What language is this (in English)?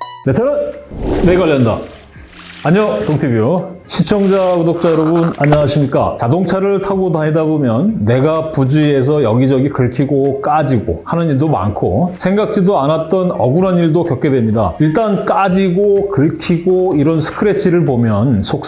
Korean